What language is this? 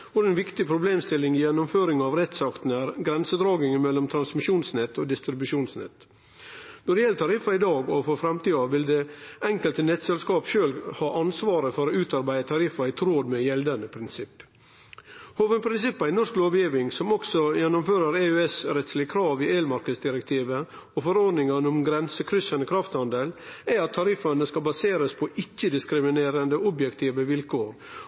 Norwegian Nynorsk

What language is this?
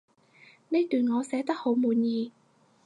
Cantonese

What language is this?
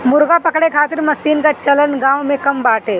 Bhojpuri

